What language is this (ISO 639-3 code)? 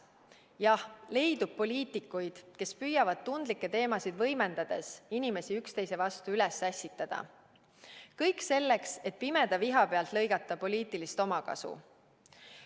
est